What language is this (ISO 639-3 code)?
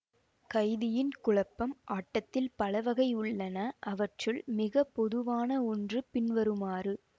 tam